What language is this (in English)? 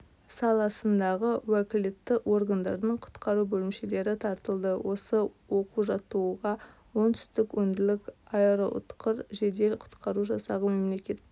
Kazakh